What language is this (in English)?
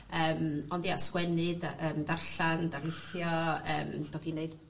Welsh